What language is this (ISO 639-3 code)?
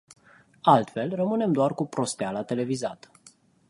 ron